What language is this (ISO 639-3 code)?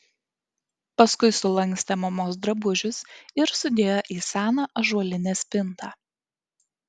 lit